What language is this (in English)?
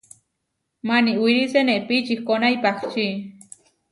Huarijio